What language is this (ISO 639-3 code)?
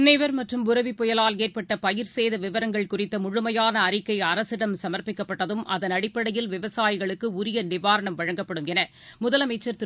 tam